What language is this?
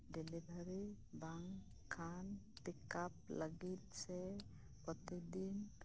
Santali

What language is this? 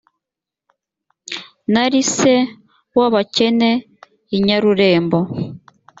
Kinyarwanda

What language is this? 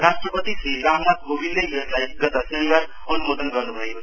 Nepali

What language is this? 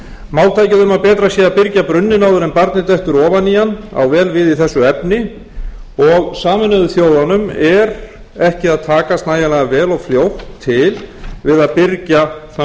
Icelandic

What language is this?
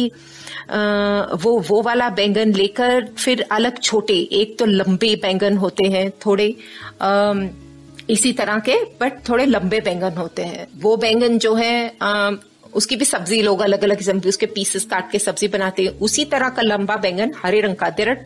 Hindi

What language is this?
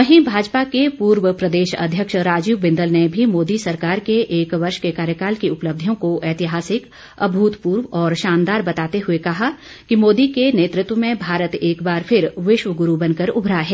Hindi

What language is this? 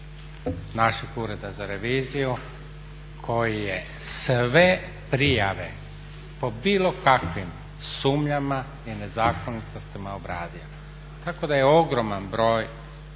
Croatian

